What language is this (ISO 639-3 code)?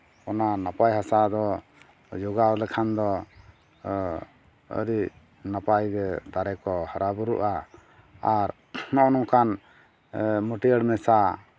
sat